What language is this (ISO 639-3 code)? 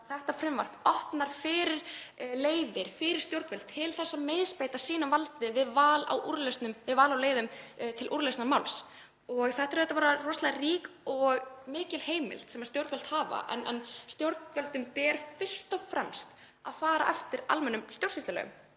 isl